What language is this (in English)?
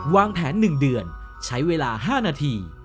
Thai